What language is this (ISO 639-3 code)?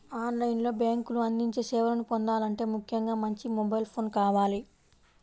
tel